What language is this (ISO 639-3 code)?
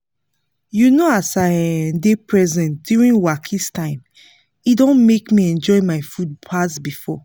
pcm